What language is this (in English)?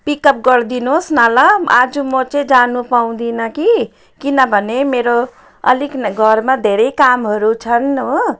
Nepali